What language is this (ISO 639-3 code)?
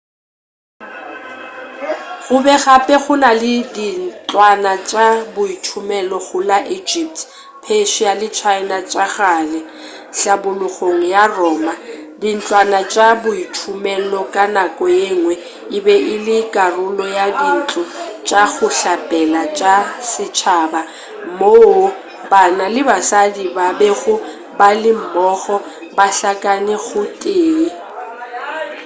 nso